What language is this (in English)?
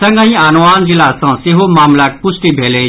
Maithili